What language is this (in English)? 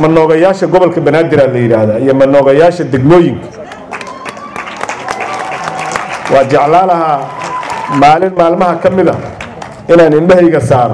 Arabic